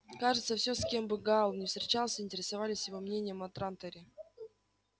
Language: Russian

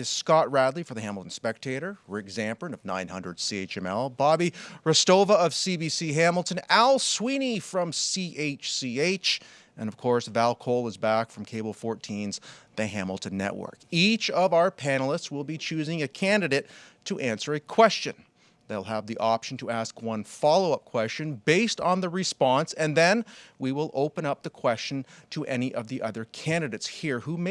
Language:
English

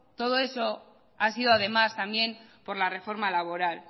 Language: Spanish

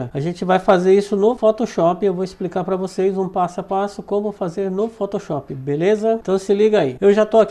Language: Portuguese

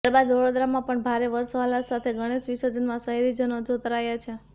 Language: Gujarati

